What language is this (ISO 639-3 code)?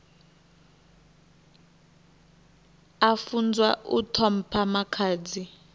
ven